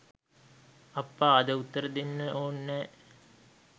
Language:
Sinhala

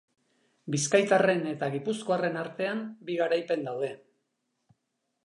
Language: Basque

